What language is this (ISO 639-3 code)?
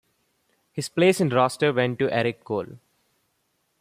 eng